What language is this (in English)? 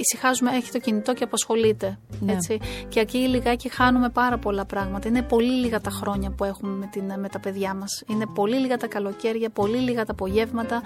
Greek